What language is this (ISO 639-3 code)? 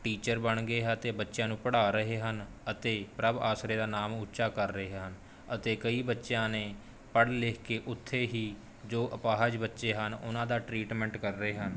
pan